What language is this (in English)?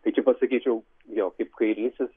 Lithuanian